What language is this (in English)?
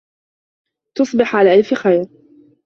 Arabic